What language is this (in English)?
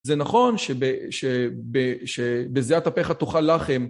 Hebrew